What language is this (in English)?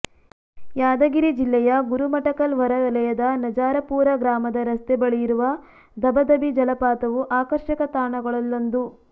Kannada